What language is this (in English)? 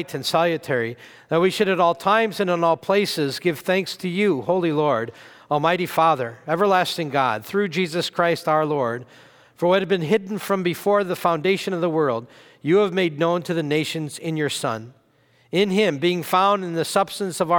English